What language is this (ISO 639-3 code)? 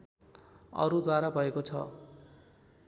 nep